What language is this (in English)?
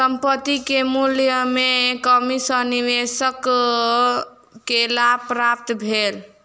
Maithili